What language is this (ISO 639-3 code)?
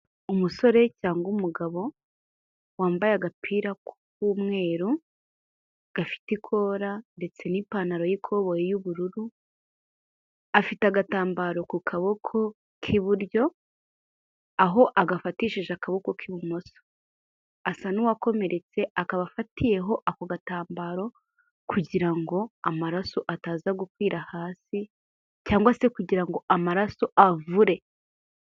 kin